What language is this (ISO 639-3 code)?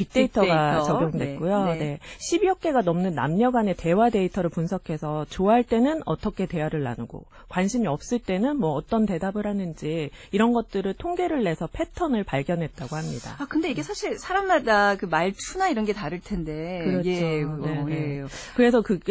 kor